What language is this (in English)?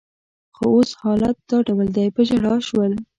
Pashto